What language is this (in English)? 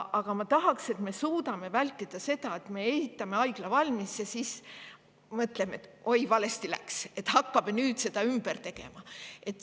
Estonian